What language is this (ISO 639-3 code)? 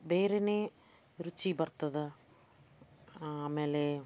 kan